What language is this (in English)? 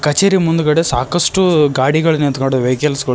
Kannada